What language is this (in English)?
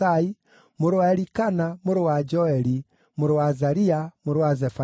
Kikuyu